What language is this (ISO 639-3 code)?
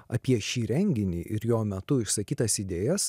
lit